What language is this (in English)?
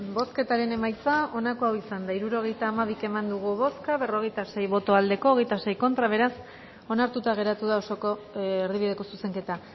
Basque